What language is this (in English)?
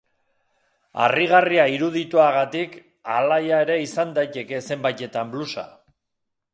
Basque